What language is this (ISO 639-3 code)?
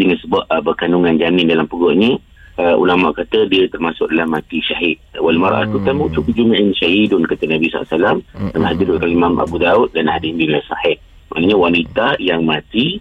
msa